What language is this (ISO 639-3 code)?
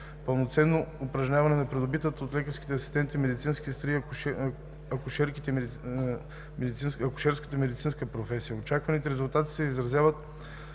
bul